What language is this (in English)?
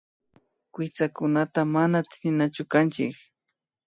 Imbabura Highland Quichua